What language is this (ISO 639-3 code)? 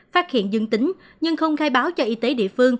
vie